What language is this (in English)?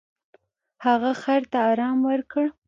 Pashto